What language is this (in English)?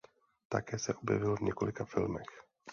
Czech